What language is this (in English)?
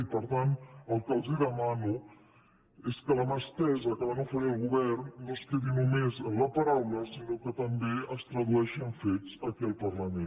Catalan